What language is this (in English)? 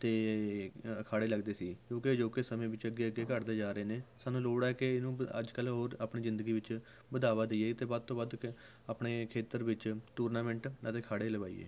Punjabi